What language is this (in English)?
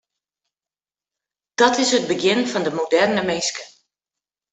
Western Frisian